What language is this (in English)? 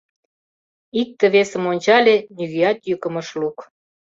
Mari